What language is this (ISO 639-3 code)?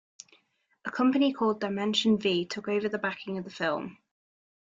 eng